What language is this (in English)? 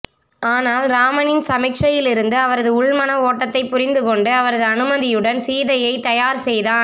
Tamil